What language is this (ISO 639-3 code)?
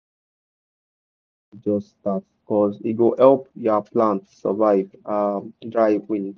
pcm